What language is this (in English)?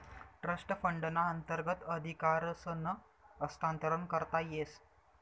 Marathi